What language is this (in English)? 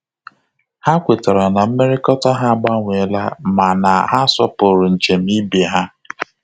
Igbo